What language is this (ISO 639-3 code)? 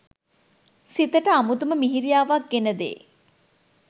sin